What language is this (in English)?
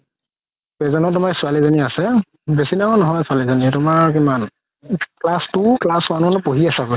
Assamese